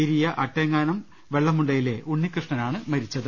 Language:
Malayalam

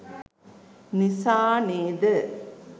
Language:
Sinhala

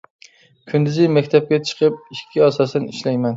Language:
Uyghur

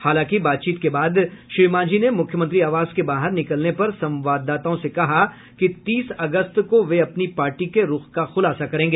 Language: Hindi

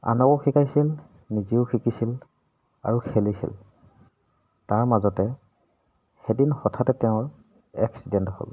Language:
Assamese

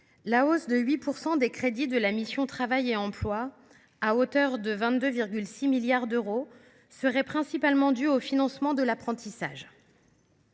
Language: French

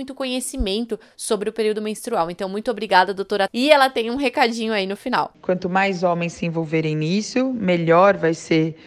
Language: Portuguese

